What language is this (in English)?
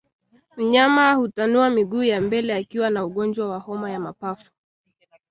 Swahili